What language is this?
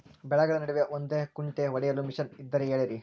Kannada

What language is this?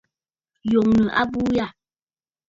Bafut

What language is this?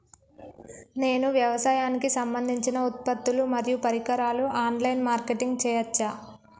Telugu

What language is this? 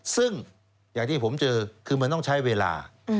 Thai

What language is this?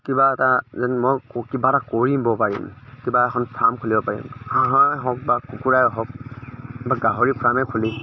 Assamese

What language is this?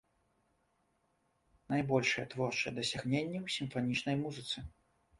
Belarusian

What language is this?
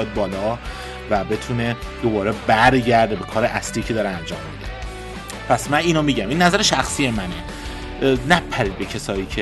Persian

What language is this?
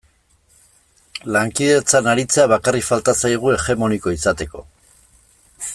Basque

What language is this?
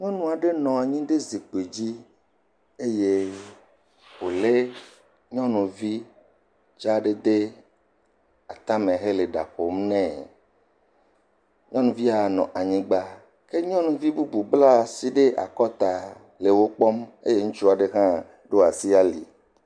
Ewe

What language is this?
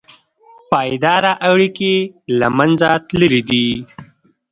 Pashto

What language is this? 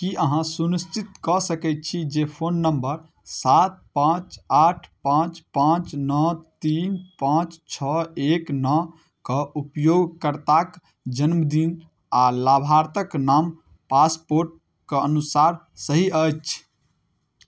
Maithili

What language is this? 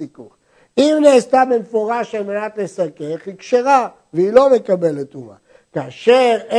Hebrew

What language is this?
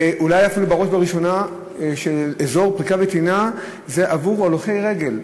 Hebrew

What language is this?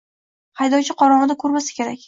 Uzbek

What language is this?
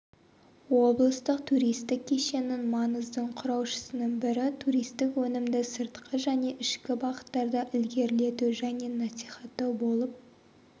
Kazakh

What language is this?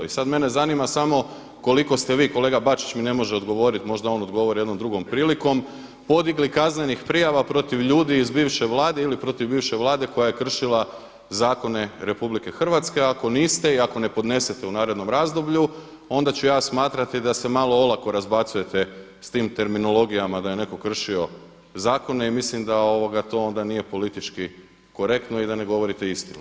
Croatian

